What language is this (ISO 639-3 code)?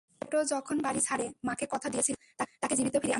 ben